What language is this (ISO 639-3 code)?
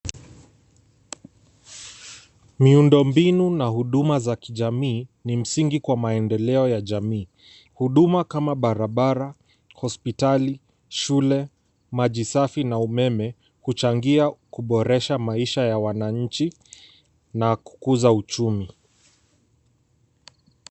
swa